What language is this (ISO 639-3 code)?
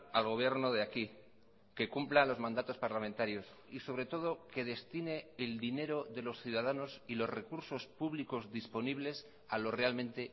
spa